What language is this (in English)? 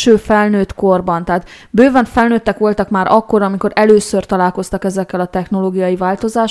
Hungarian